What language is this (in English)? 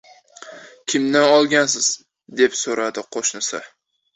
Uzbek